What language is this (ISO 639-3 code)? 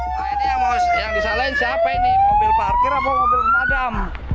ind